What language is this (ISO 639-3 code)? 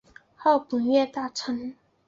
zho